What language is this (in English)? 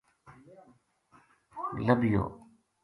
Gujari